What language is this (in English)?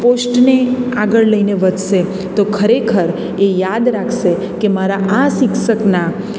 Gujarati